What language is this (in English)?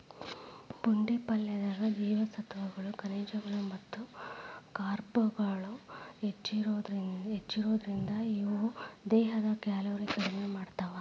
Kannada